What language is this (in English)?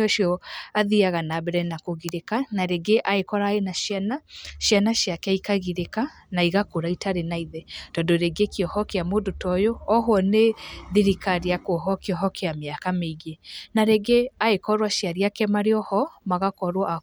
Kikuyu